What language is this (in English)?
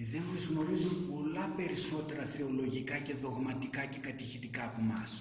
Greek